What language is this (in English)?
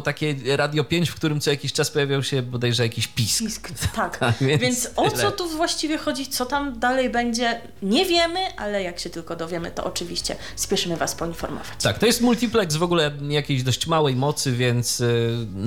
Polish